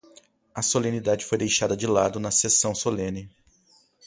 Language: Portuguese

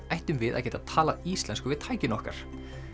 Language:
Icelandic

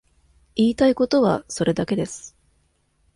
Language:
Japanese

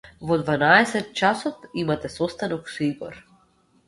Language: Macedonian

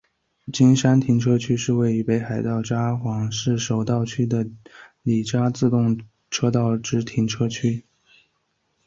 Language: Chinese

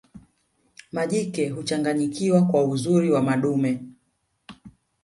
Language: Swahili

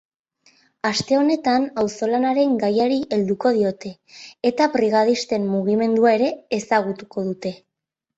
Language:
Basque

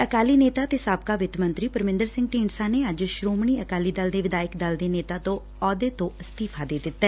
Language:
Punjabi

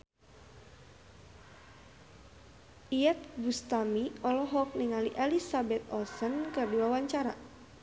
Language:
Sundanese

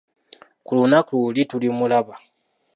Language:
Ganda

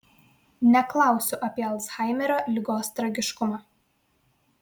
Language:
Lithuanian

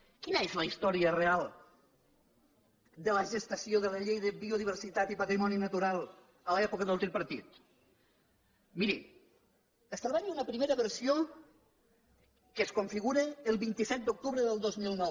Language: Catalan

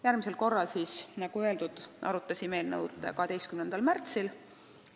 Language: Estonian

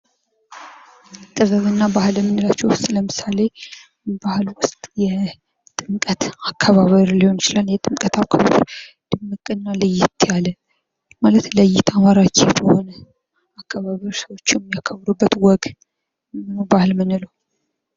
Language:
Amharic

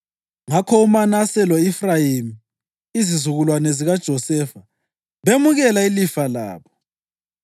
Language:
North Ndebele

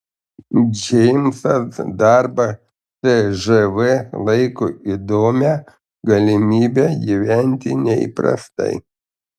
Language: Lithuanian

